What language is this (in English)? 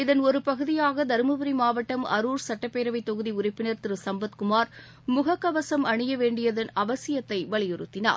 Tamil